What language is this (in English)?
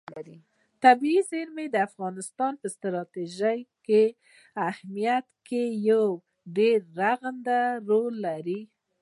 Pashto